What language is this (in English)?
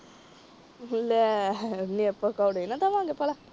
Punjabi